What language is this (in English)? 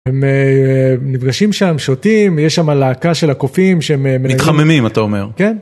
Hebrew